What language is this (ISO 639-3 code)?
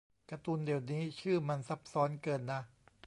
tha